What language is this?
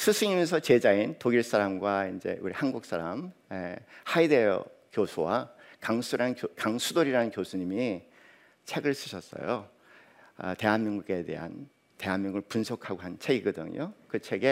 Korean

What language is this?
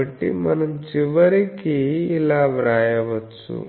Telugu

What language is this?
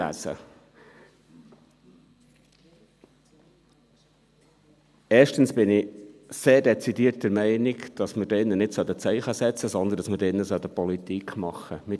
Swiss German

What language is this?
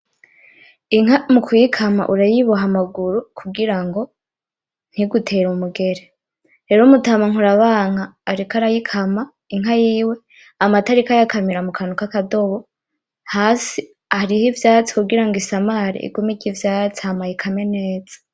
Rundi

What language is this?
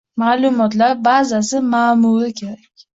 Uzbek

